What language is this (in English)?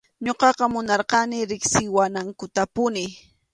Arequipa-La Unión Quechua